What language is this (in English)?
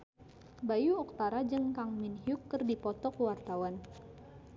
Sundanese